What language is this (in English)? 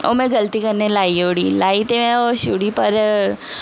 Dogri